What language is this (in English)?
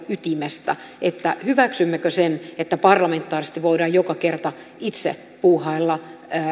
Finnish